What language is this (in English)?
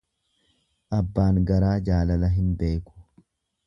Oromo